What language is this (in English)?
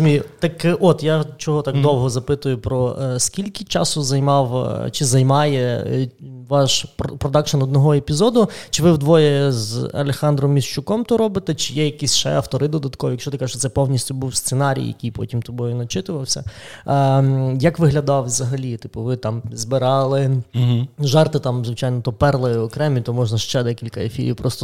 Ukrainian